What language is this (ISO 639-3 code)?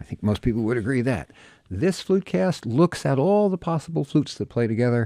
eng